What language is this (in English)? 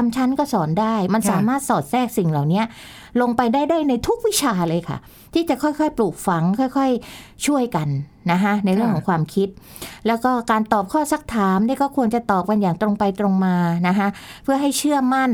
Thai